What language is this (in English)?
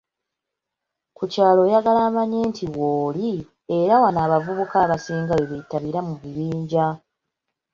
Ganda